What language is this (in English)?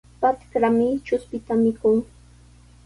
Sihuas Ancash Quechua